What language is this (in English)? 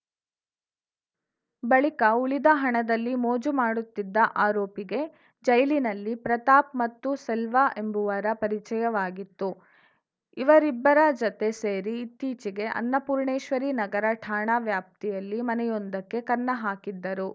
Kannada